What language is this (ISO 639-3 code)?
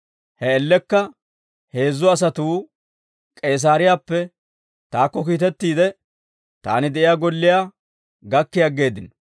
dwr